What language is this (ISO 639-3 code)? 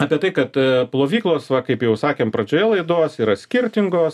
lit